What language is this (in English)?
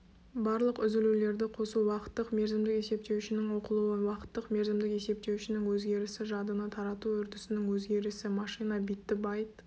Kazakh